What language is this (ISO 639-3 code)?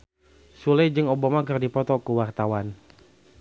sun